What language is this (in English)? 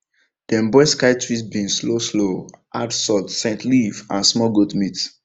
Nigerian Pidgin